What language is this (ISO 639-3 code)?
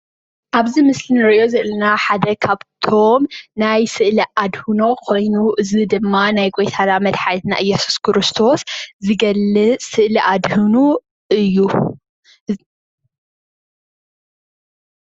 tir